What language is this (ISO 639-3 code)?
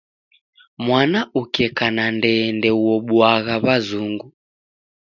dav